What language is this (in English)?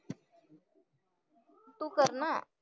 Marathi